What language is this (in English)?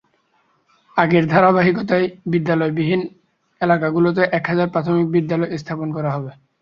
Bangla